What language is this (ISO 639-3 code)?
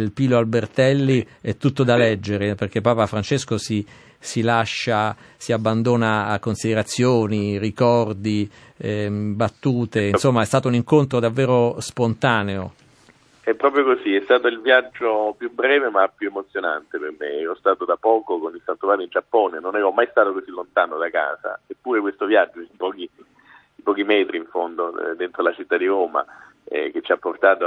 ita